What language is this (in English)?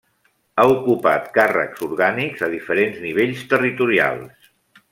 Catalan